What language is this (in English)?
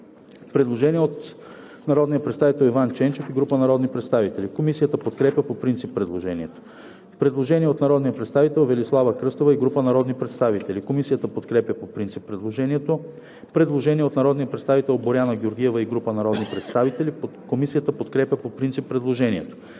Bulgarian